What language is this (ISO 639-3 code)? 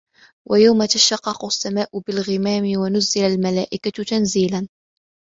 ara